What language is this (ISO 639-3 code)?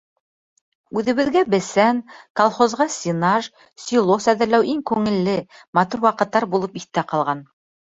bak